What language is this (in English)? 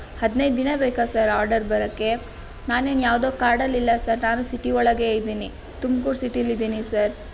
Kannada